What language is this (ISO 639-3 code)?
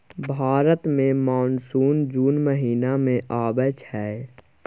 mai